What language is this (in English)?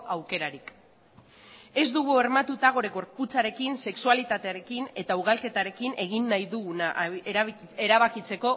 Basque